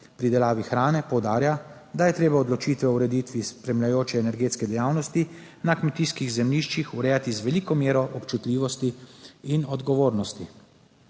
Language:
Slovenian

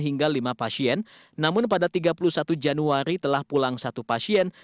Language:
Indonesian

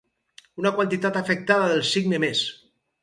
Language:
Catalan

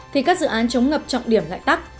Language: Vietnamese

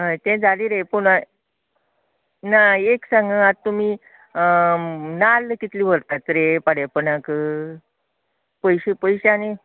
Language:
Konkani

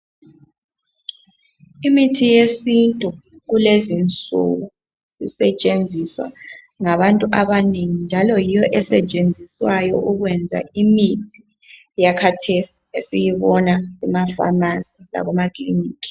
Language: North Ndebele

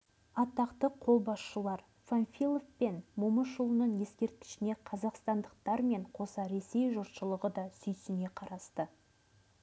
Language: Kazakh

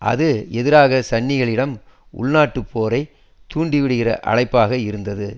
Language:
Tamil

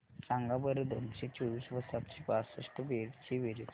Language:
Marathi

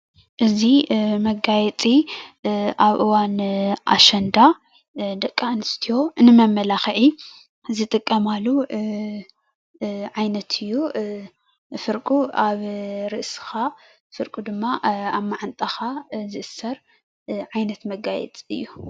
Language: Tigrinya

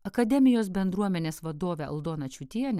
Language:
Lithuanian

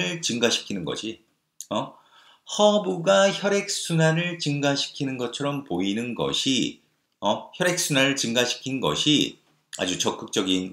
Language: Korean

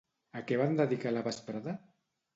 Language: Catalan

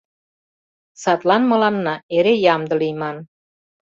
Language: Mari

